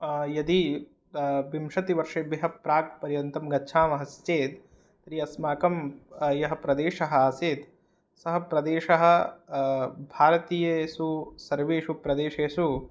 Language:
Sanskrit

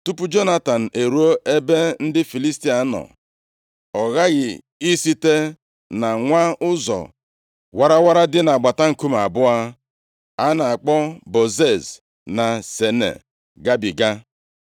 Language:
Igbo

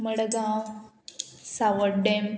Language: Konkani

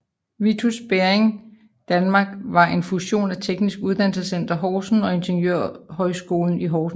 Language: Danish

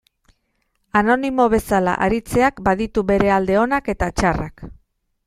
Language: Basque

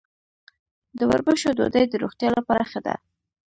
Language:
Pashto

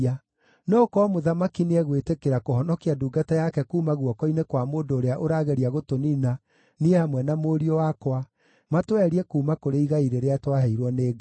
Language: Kikuyu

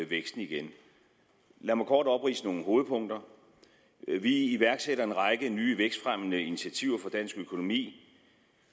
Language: Danish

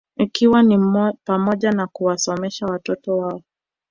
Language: Swahili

